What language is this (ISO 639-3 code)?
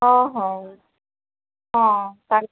ori